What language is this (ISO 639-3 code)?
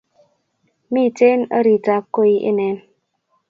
kln